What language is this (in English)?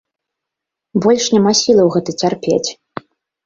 Belarusian